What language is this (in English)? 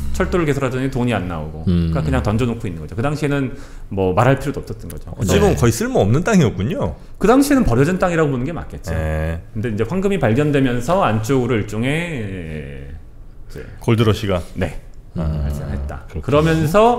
Korean